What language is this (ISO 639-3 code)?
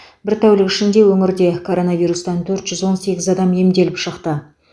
kaz